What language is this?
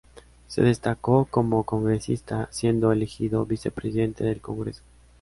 Spanish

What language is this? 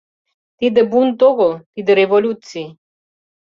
Mari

